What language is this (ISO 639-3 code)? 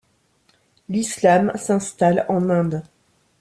fra